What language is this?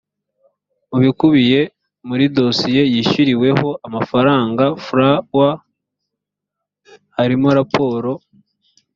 Kinyarwanda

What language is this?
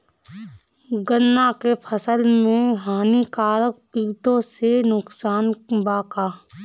Bhojpuri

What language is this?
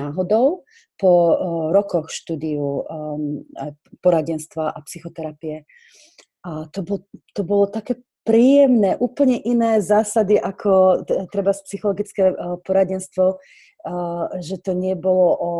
Slovak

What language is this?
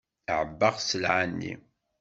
Kabyle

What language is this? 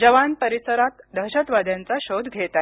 Marathi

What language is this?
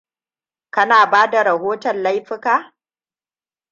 Hausa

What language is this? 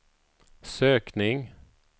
Swedish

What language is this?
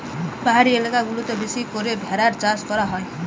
Bangla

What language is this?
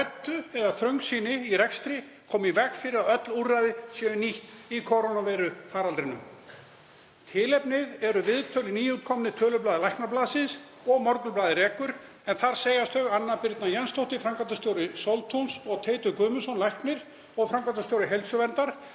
Icelandic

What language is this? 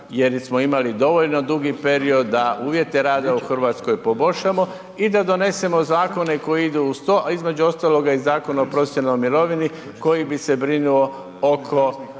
Croatian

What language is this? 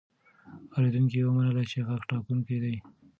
Pashto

